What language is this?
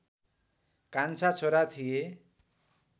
Nepali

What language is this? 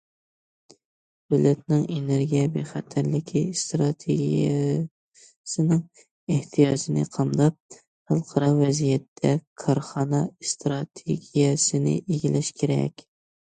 Uyghur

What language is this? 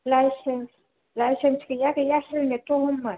Bodo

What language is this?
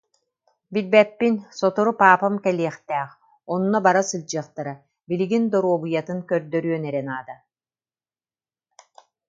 Yakut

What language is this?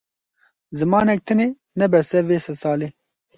Kurdish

